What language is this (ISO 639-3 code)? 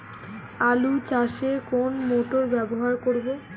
ben